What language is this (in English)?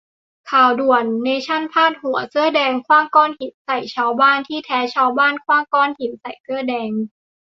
Thai